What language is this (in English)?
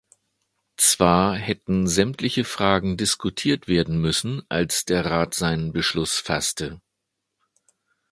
German